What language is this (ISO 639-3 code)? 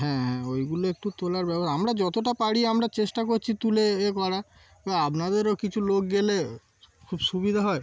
ben